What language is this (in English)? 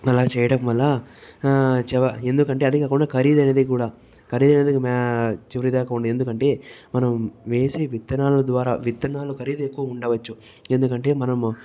Telugu